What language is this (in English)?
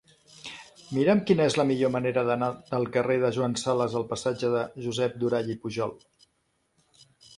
Catalan